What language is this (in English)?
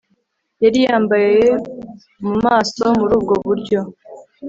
Kinyarwanda